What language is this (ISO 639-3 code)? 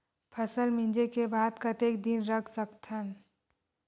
hne